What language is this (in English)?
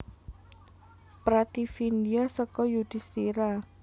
Javanese